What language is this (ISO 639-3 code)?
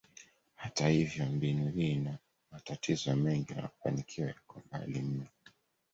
swa